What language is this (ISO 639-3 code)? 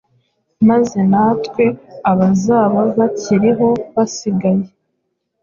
kin